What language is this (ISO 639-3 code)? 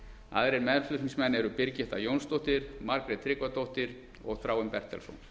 isl